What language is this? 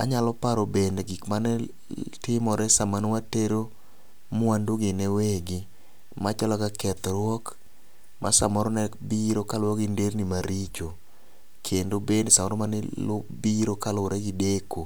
Luo (Kenya and Tanzania)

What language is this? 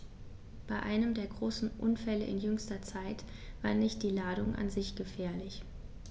German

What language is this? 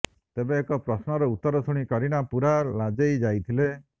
Odia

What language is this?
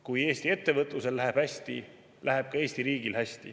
Estonian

